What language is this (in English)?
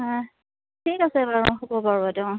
Assamese